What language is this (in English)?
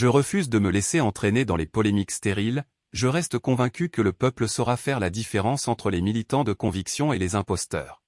French